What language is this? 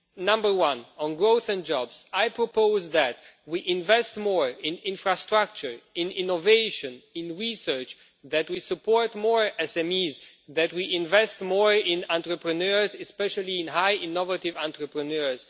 English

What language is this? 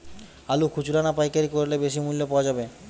Bangla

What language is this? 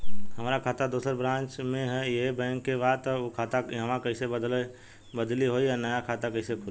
Bhojpuri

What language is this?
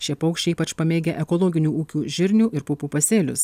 Lithuanian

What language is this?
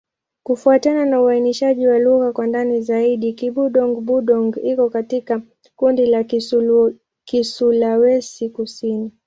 Swahili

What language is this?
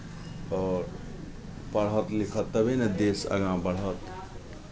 Maithili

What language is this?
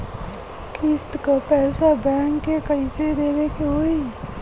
Bhojpuri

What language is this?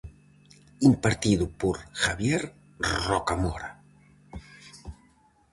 Galician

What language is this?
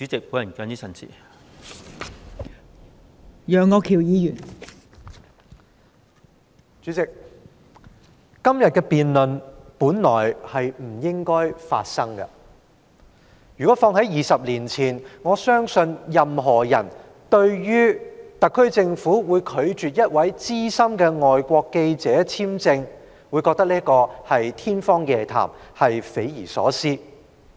Cantonese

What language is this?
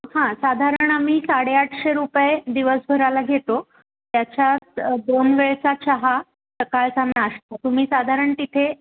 Marathi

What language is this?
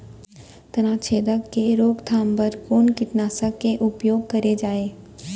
Chhattisgarhi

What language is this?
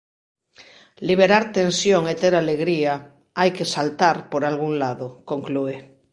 Galician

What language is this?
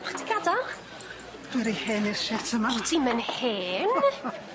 Welsh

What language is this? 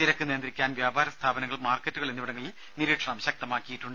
Malayalam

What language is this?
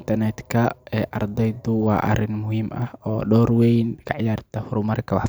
Somali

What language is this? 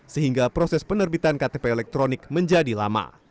Indonesian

